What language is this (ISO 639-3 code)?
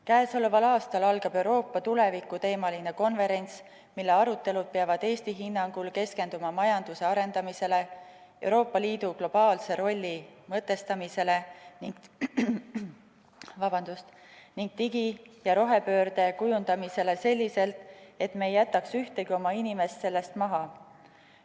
est